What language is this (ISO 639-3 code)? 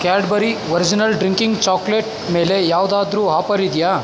kan